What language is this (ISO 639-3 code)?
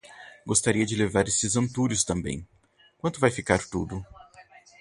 por